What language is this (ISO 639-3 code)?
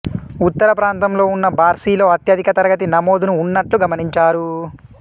tel